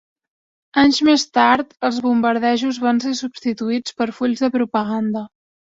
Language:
Catalan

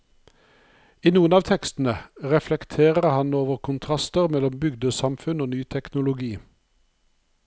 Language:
Norwegian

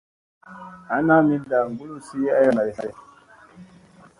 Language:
Musey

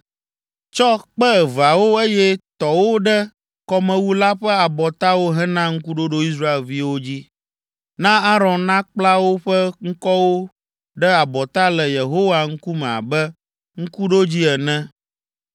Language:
Ewe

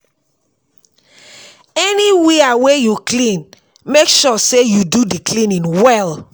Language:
Nigerian Pidgin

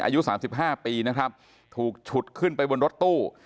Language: Thai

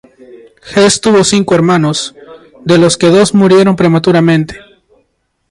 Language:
Spanish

